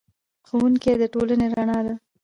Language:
Pashto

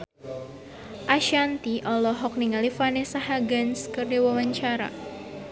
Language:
Sundanese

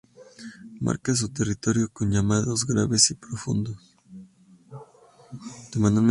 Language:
Spanish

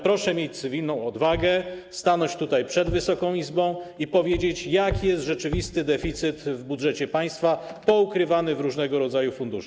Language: Polish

